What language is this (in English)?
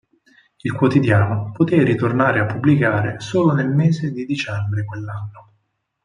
Italian